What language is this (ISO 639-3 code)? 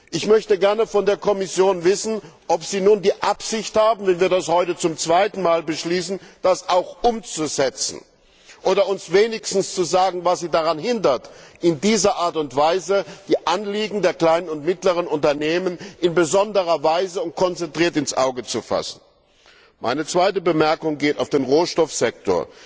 deu